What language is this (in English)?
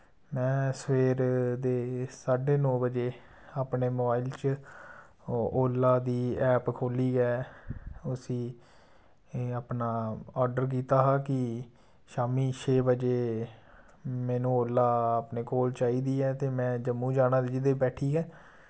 Dogri